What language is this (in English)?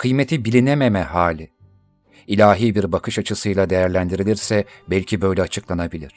Turkish